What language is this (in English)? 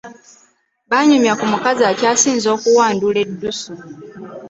Ganda